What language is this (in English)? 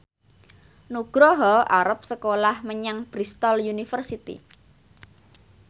Javanese